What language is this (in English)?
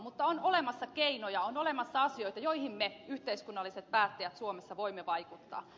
Finnish